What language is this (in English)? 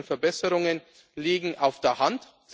German